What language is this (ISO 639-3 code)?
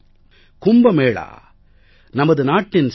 tam